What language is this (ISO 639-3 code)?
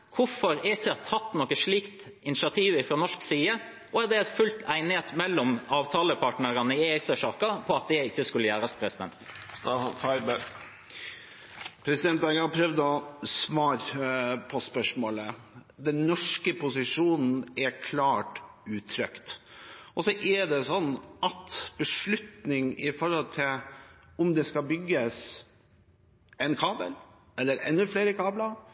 nob